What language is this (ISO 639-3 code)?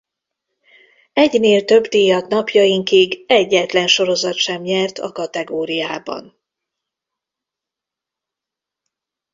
hun